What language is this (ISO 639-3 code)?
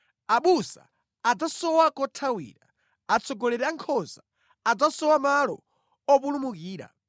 nya